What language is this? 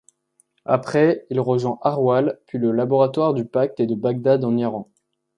French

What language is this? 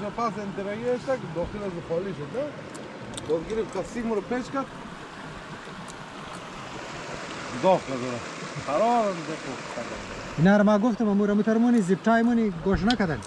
Arabic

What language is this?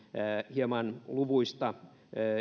Finnish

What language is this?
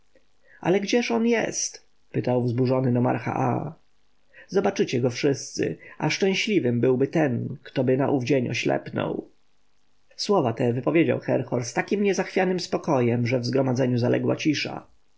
Polish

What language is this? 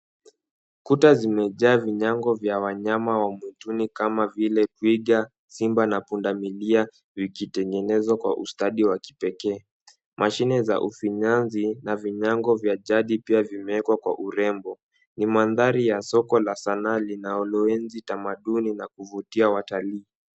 Swahili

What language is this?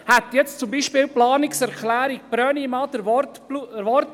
Swiss German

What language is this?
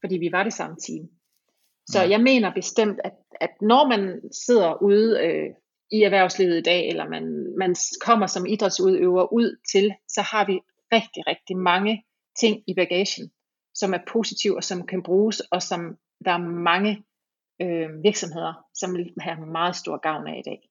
Danish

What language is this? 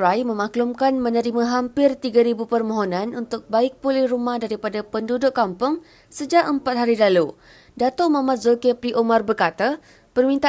Malay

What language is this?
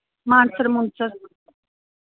Dogri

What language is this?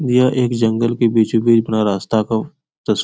Hindi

